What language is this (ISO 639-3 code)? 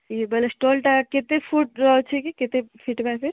ori